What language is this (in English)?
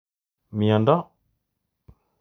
Kalenjin